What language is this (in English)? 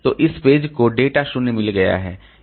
Hindi